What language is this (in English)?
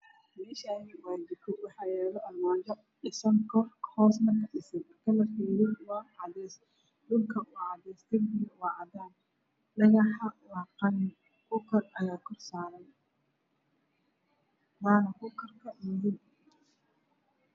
Somali